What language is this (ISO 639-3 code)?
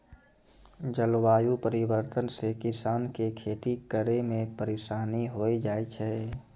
mai